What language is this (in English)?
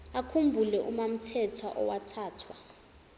Zulu